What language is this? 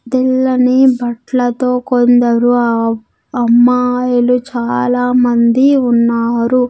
Telugu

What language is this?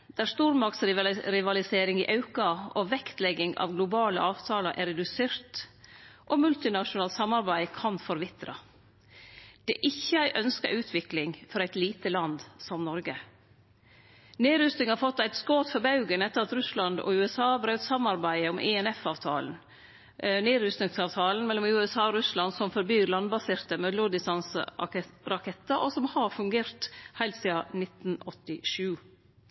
Norwegian Nynorsk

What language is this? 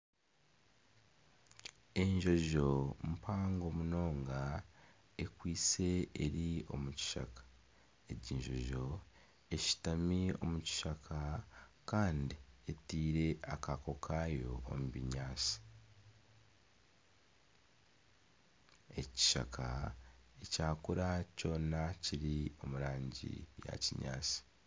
Nyankole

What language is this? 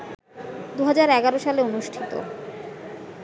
Bangla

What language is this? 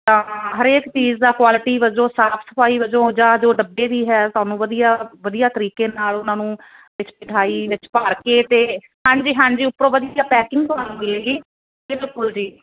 Punjabi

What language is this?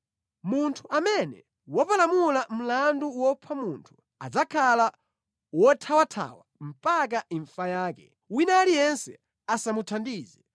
Nyanja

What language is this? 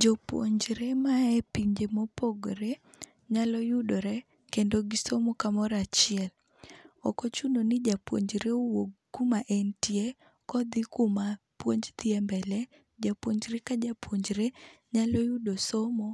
Luo (Kenya and Tanzania)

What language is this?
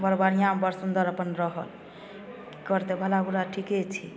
Maithili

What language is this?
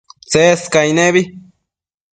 Matsés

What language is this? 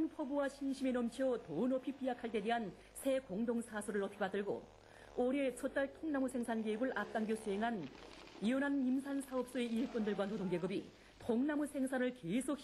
Korean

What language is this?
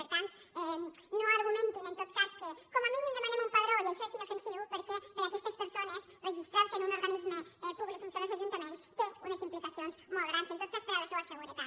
Catalan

